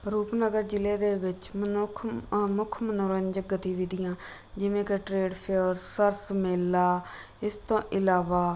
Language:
Punjabi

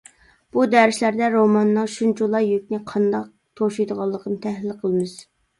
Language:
Uyghur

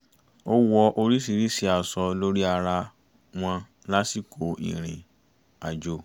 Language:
Yoruba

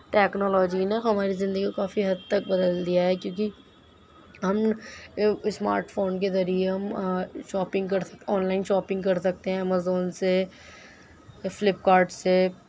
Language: Urdu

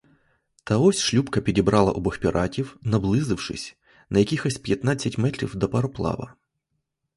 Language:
Ukrainian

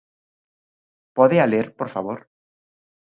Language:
Galician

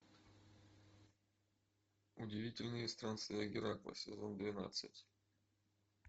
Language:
Russian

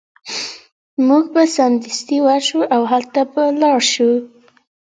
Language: Pashto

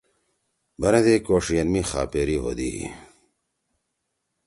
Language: Torwali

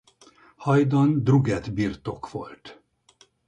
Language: Hungarian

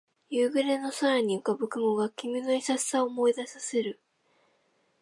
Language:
Japanese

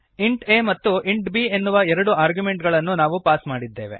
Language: Kannada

